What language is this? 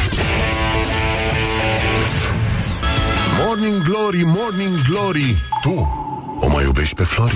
Romanian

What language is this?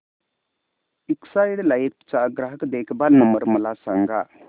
Marathi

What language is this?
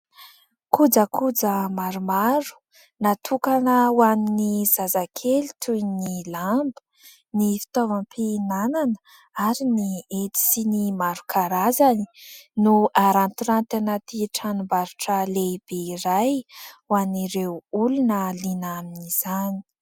Malagasy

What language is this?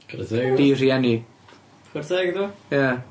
Welsh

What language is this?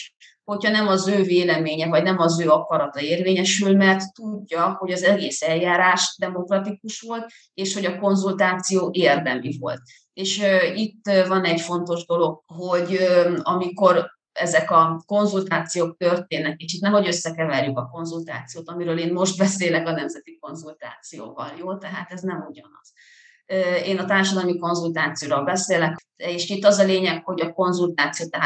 Hungarian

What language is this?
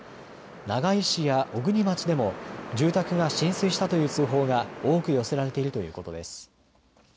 Japanese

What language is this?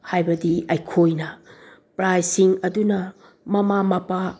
Manipuri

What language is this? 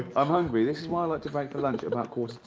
English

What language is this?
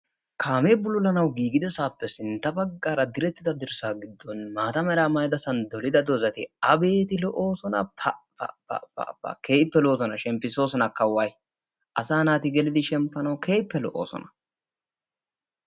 Wolaytta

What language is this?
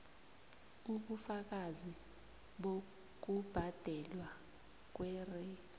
South Ndebele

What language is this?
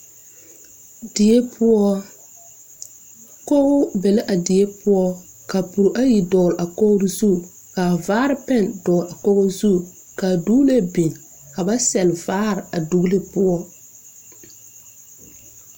Southern Dagaare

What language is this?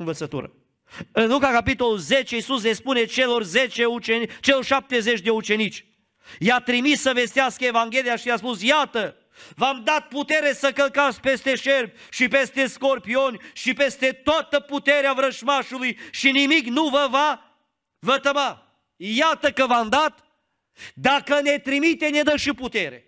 Romanian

